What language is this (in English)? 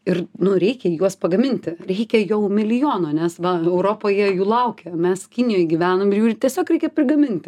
Lithuanian